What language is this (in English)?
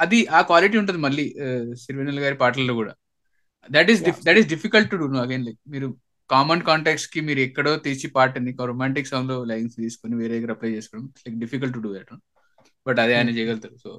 Telugu